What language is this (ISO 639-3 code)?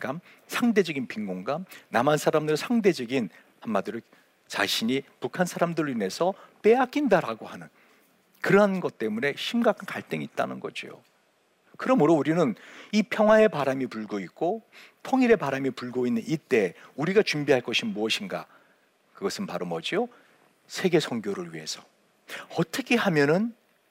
kor